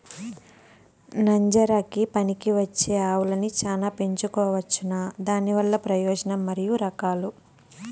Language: Telugu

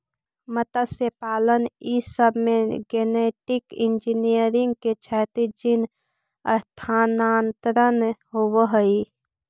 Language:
Magahi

